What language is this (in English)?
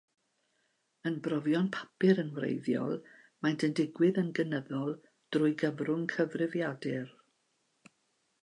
Welsh